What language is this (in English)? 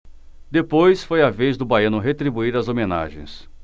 Portuguese